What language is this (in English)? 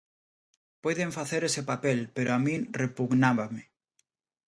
Galician